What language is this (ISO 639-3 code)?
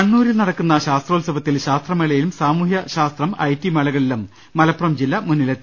mal